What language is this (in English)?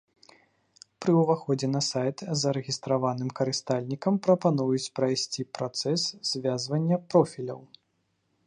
Belarusian